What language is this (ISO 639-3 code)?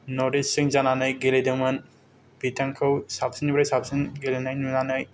brx